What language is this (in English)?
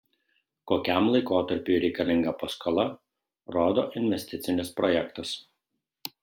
Lithuanian